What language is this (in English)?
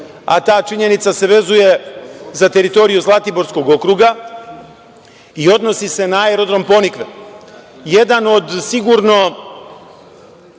Serbian